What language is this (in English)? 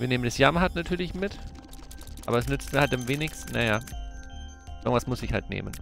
German